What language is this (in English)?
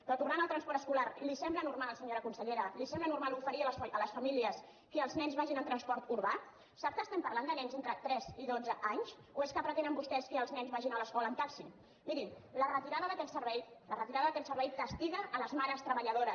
Catalan